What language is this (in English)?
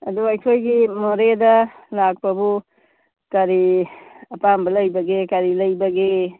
Manipuri